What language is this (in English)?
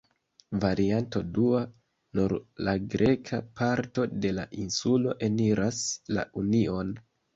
Esperanto